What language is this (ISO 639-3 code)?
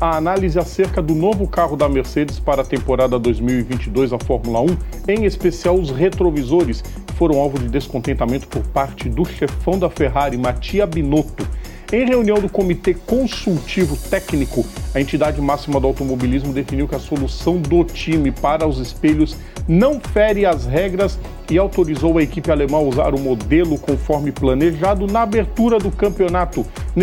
por